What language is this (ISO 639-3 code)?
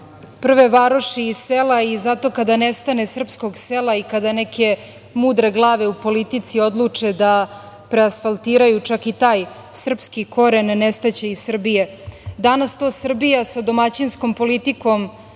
srp